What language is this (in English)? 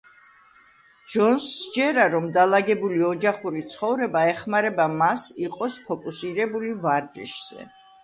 Georgian